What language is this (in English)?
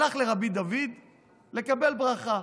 Hebrew